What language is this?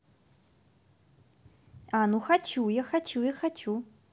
Russian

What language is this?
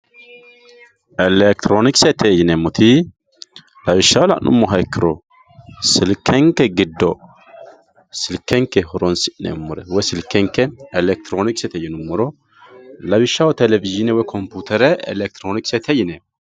Sidamo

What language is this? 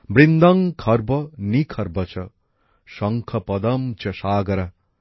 Bangla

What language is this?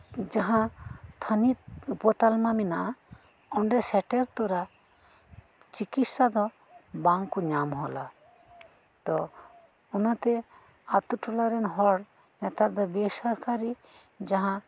Santali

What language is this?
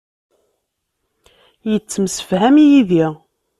Kabyle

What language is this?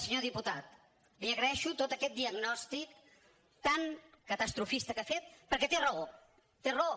Catalan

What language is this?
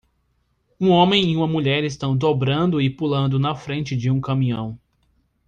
Portuguese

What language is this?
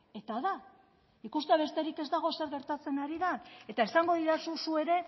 Basque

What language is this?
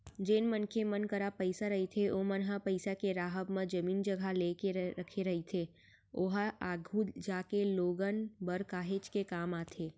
Chhattisgarhi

